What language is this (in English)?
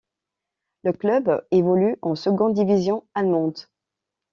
French